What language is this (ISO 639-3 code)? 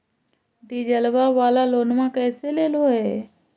mag